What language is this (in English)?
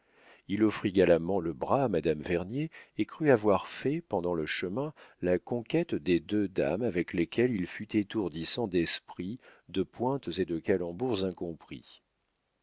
French